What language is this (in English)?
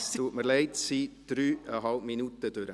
Swiss German